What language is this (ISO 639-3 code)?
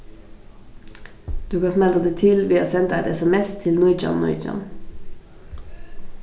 fao